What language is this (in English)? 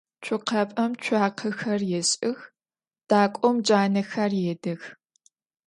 Adyghe